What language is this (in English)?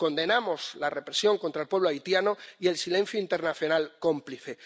Spanish